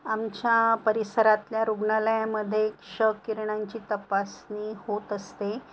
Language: Marathi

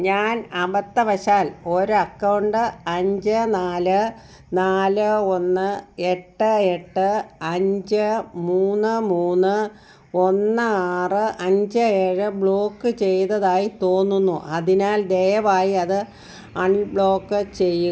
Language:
Malayalam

